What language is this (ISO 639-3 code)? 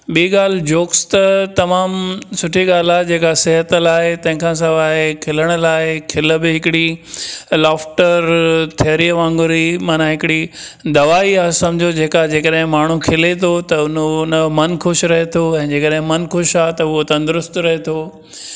snd